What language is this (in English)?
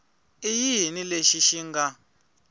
Tsonga